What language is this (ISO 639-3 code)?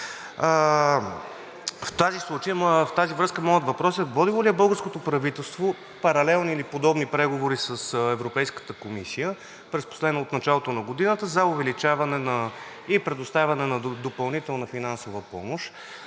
bul